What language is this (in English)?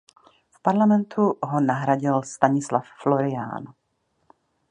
Czech